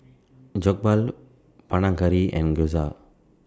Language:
English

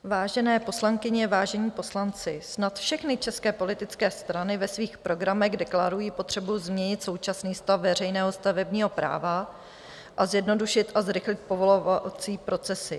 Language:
Czech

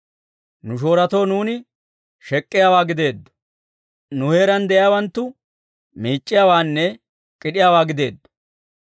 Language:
Dawro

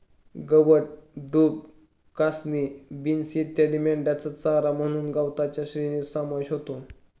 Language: Marathi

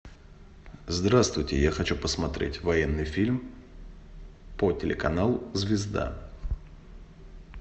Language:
Russian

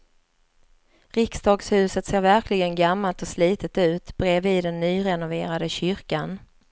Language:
Swedish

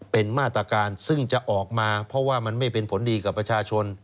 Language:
Thai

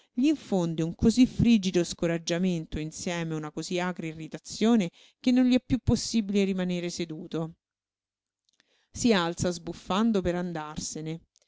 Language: Italian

